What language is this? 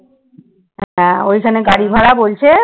Bangla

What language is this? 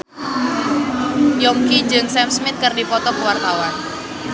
Sundanese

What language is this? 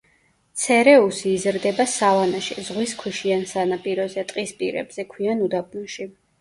Georgian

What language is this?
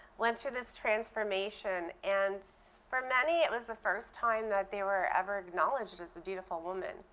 English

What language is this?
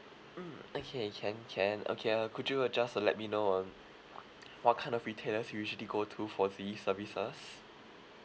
English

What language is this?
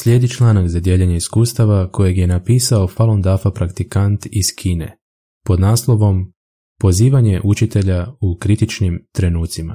Croatian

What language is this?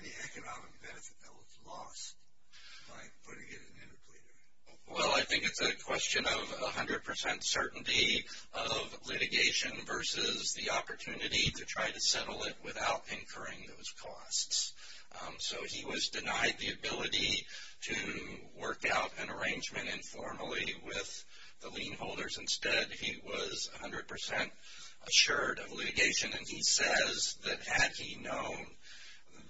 English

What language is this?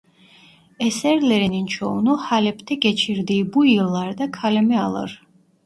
Turkish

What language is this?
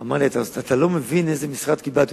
Hebrew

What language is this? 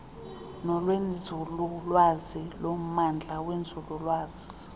Xhosa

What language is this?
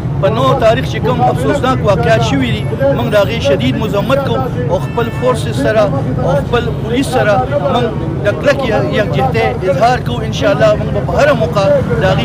Arabic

